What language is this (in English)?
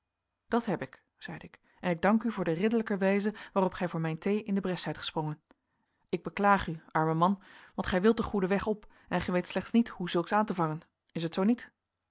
Dutch